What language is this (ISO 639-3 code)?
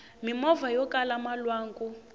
tso